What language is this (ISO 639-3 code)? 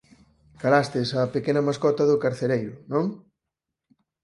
glg